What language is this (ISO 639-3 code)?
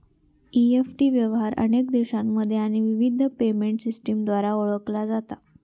mar